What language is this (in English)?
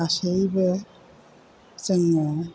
Bodo